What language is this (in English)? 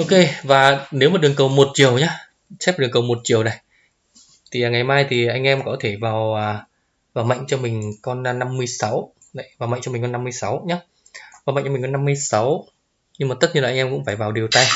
Vietnamese